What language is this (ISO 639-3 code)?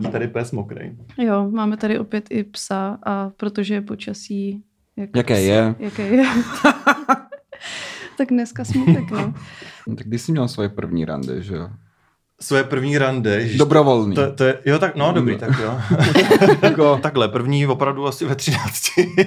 ces